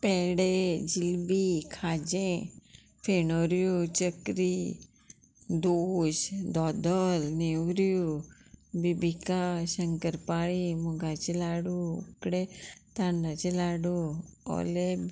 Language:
Konkani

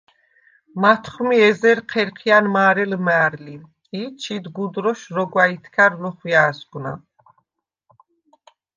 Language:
Svan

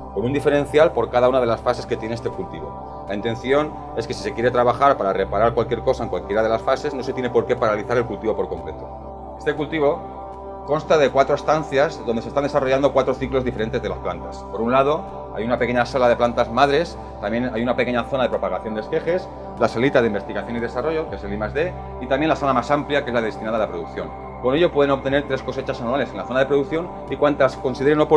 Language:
Spanish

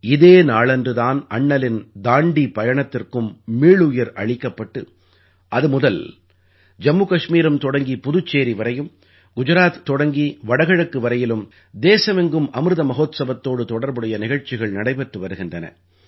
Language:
Tamil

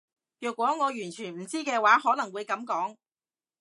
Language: Cantonese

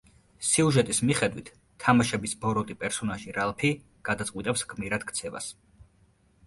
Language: Georgian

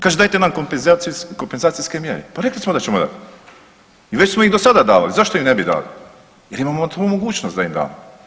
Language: Croatian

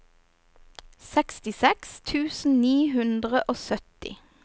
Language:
Norwegian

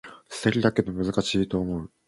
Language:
Japanese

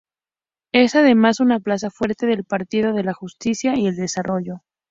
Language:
Spanish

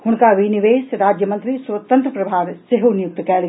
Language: Maithili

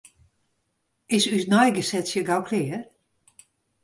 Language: Western Frisian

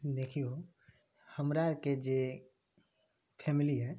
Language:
Maithili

